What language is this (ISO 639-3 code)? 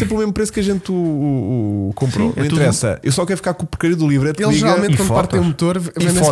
por